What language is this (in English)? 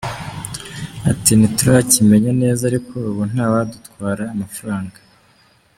Kinyarwanda